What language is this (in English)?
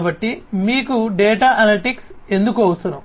Telugu